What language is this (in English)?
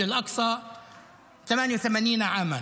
Hebrew